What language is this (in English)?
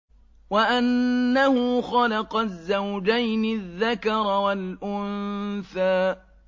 Arabic